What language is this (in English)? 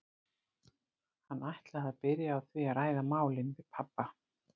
Icelandic